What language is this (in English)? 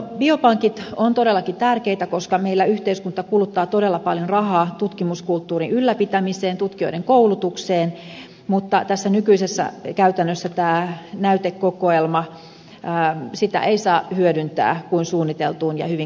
Finnish